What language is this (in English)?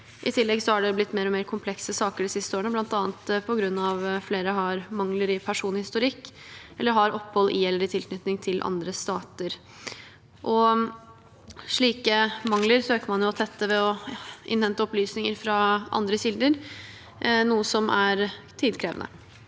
Norwegian